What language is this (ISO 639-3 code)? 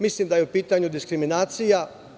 srp